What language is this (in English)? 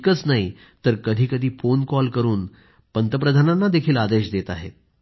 Marathi